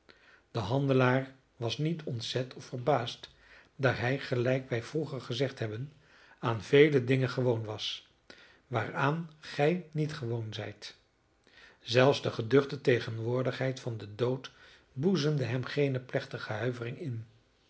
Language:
Dutch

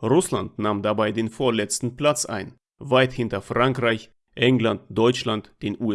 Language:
German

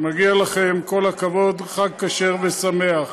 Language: Hebrew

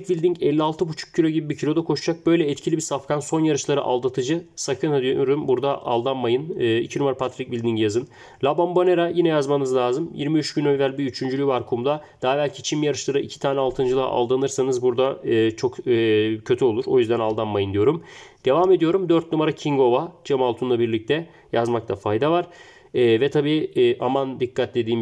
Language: Turkish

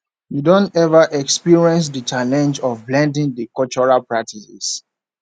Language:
Nigerian Pidgin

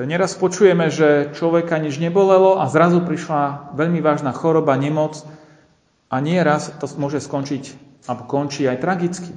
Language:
Slovak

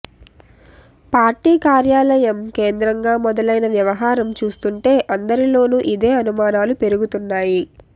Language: Telugu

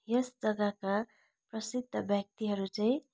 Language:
Nepali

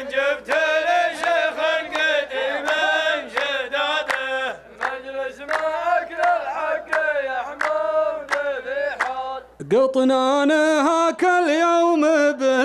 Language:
Arabic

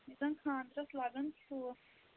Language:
Kashmiri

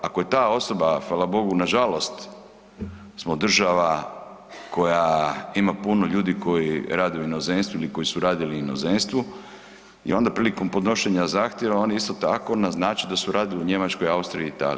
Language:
Croatian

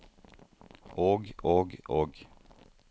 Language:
Norwegian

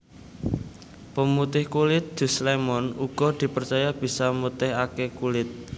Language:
Javanese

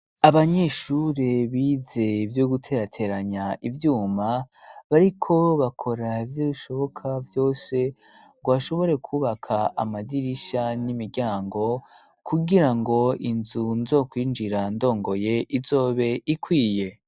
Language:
Rundi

